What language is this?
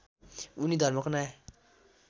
Nepali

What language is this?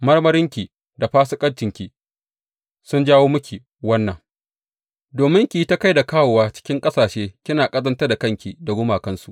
Hausa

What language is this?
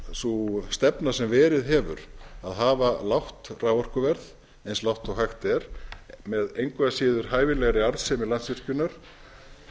Icelandic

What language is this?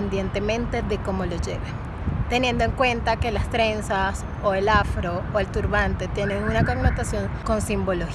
Spanish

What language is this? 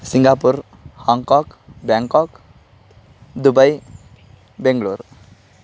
Sanskrit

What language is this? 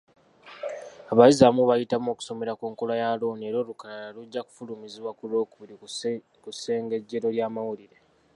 Ganda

